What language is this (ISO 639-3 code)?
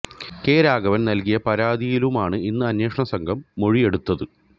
mal